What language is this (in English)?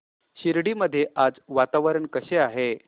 Marathi